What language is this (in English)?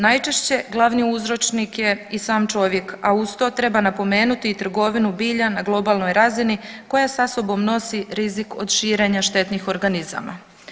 Croatian